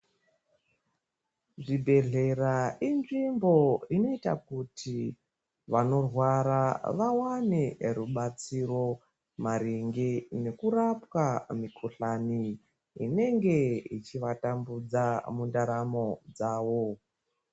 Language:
Ndau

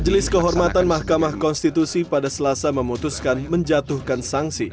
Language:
Indonesian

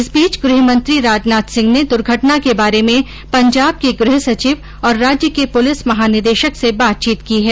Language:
Hindi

